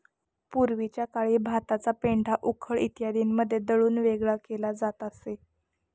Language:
Marathi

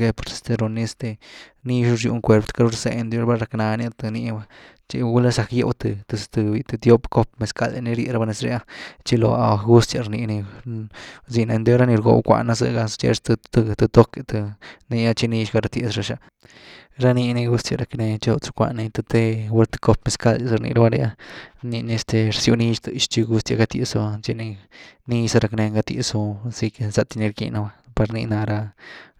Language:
Güilá Zapotec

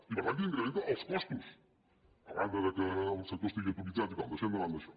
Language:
Catalan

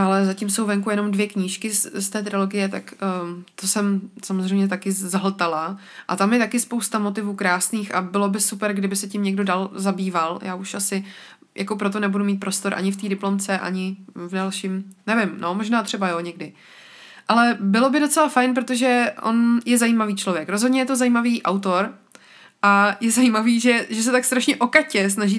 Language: Czech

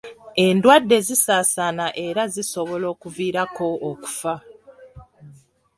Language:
Ganda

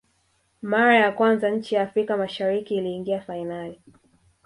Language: Swahili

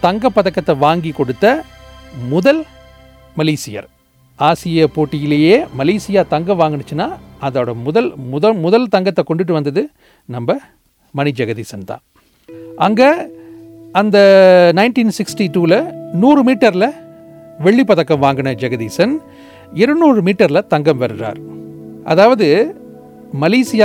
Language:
Tamil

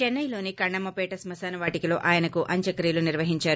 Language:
Telugu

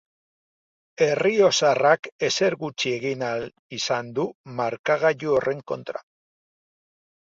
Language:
Basque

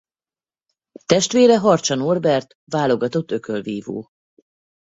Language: Hungarian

